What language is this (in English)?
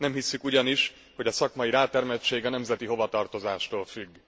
Hungarian